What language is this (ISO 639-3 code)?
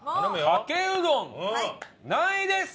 jpn